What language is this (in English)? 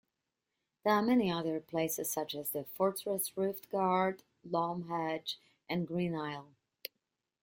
English